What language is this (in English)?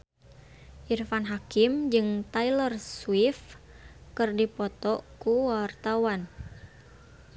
Sundanese